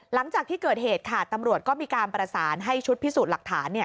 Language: Thai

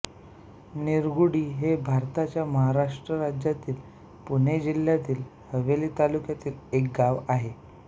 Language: Marathi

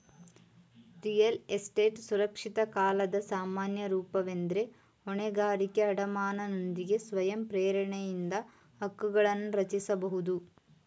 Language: Kannada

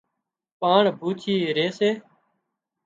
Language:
Wadiyara Koli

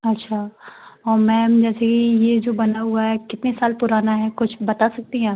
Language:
Hindi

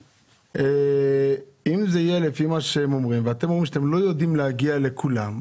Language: Hebrew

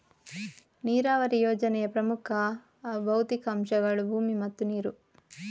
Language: Kannada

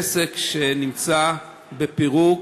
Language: Hebrew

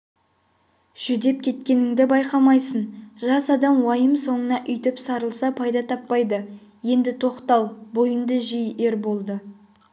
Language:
Kazakh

